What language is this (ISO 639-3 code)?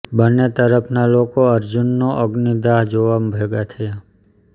guj